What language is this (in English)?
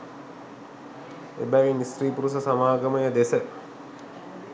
Sinhala